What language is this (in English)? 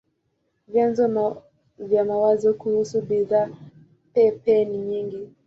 Swahili